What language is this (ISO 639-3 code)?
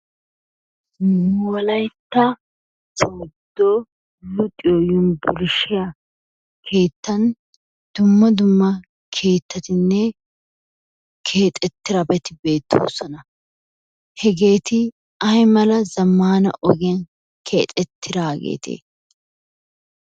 wal